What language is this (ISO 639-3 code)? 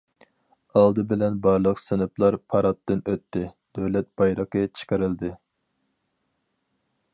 uig